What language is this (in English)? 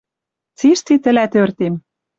Western Mari